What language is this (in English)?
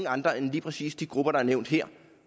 Danish